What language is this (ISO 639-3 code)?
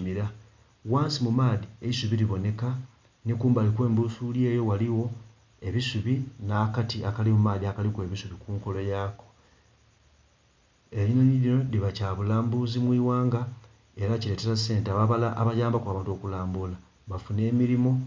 xog